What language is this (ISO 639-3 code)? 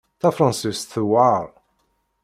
kab